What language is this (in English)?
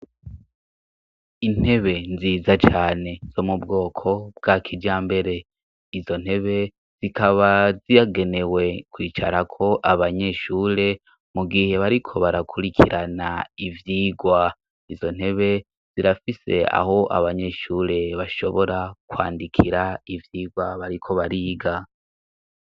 Rundi